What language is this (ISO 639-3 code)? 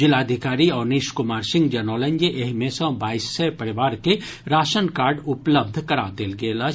mai